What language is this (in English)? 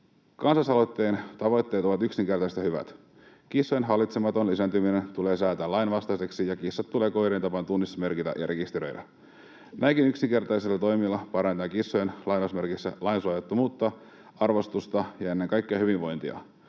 Finnish